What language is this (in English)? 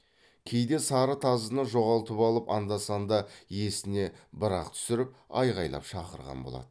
Kazakh